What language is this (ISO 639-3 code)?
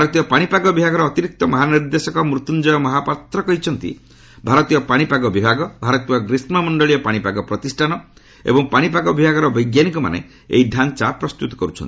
ori